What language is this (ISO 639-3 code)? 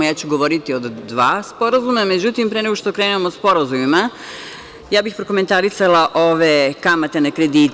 srp